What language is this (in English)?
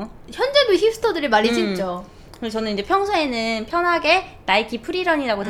Korean